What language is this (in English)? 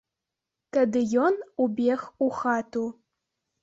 Belarusian